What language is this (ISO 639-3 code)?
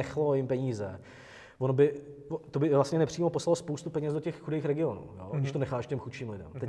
ces